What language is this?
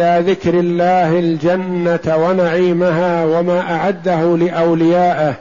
Arabic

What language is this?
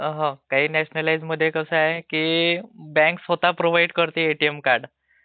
Marathi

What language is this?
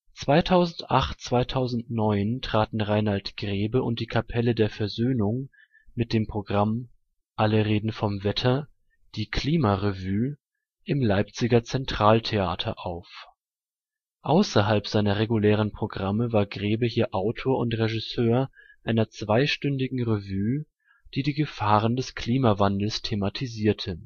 German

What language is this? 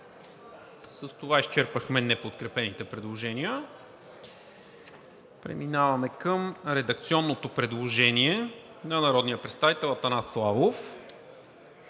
Bulgarian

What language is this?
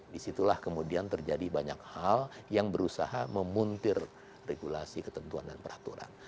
Indonesian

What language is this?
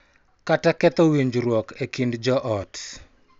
Luo (Kenya and Tanzania)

